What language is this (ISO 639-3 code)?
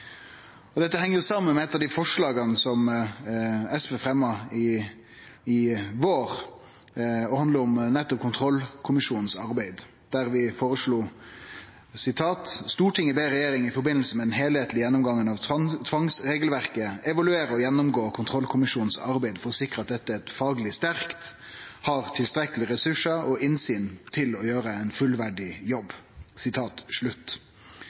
nno